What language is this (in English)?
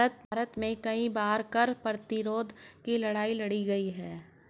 Hindi